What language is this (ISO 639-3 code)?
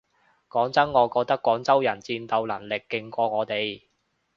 yue